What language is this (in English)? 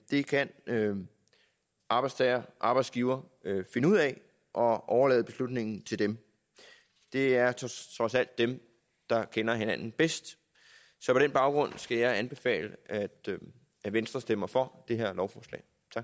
Danish